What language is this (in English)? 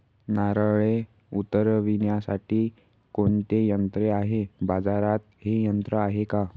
Marathi